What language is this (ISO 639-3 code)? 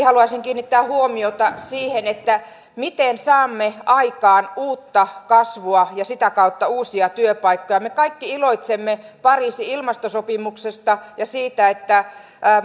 fin